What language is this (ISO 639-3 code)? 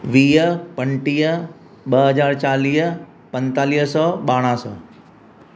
snd